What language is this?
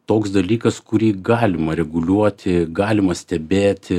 Lithuanian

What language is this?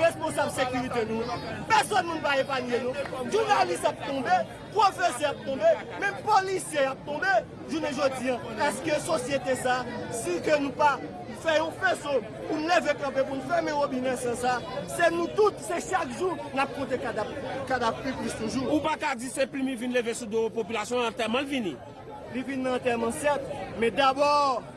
French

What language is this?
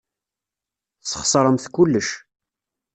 Kabyle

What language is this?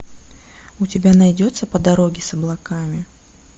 Russian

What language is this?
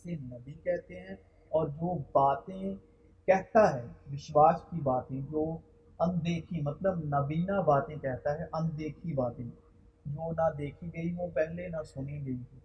Urdu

